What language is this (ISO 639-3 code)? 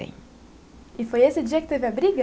por